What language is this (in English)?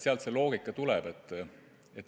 Estonian